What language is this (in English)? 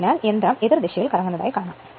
Malayalam